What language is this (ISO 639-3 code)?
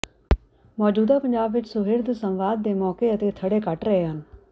pan